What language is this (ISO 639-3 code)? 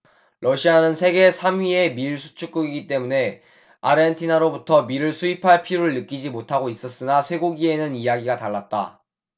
kor